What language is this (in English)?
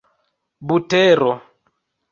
Esperanto